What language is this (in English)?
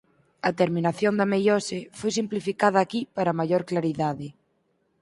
Galician